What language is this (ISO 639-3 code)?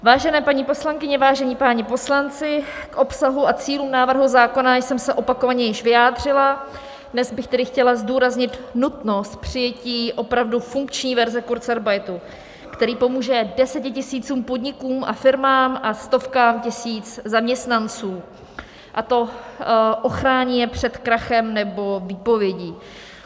ces